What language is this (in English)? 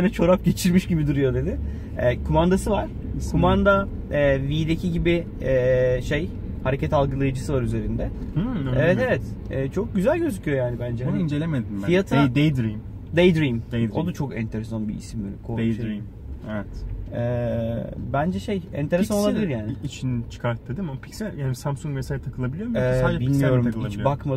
Turkish